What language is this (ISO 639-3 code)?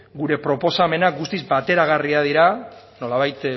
eus